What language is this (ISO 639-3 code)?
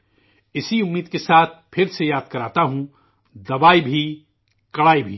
urd